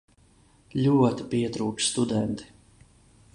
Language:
Latvian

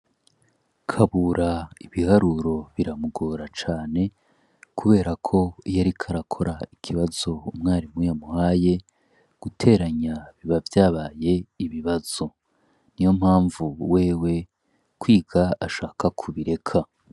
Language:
Rundi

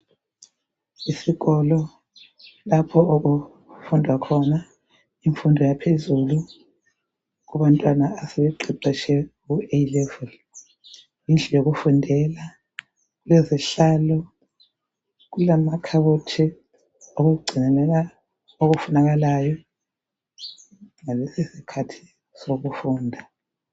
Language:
North Ndebele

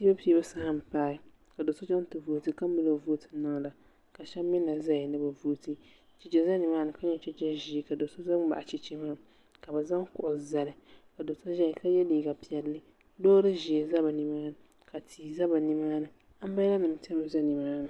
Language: Dagbani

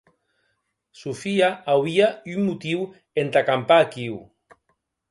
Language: Occitan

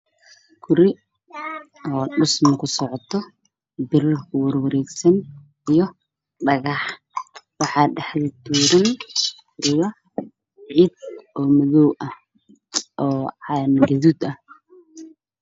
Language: Somali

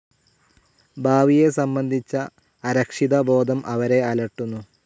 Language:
Malayalam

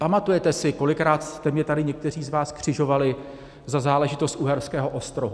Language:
Czech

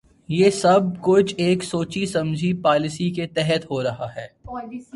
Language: Urdu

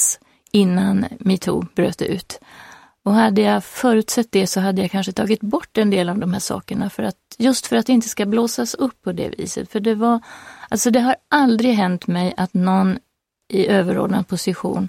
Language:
Swedish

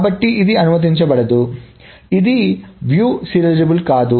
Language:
Telugu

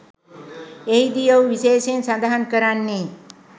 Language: Sinhala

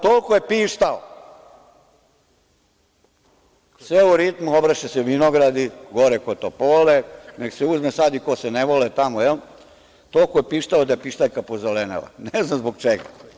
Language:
Serbian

